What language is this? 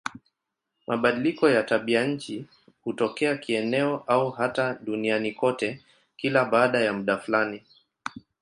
Swahili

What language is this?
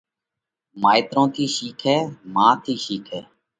Parkari Koli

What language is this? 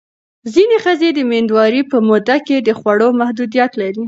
Pashto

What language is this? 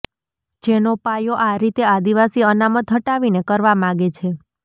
Gujarati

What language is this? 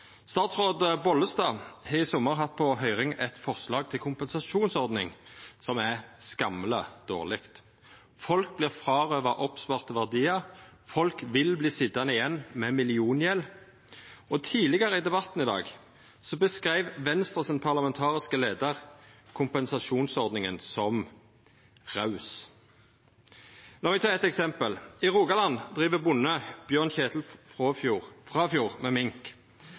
Norwegian Nynorsk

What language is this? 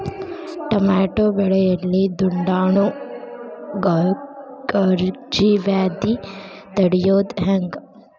Kannada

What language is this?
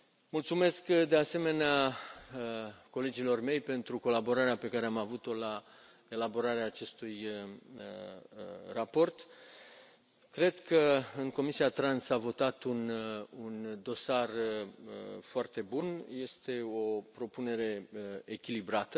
Romanian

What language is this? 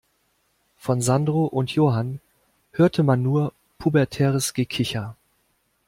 German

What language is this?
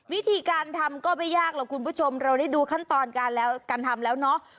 Thai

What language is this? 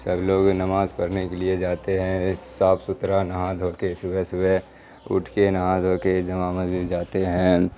Urdu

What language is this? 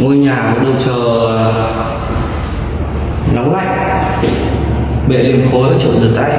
Vietnamese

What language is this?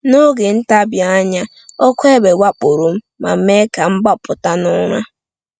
Igbo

